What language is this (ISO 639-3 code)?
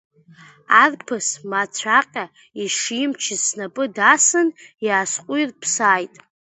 abk